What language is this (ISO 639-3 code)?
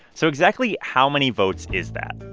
eng